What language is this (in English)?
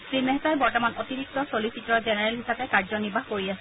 Assamese